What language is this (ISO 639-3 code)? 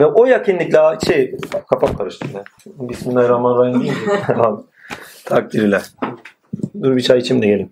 tur